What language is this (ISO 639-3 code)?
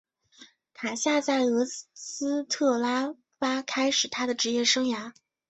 zho